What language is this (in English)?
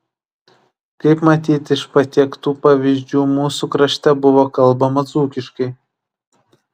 Lithuanian